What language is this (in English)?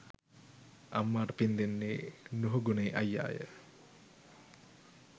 Sinhala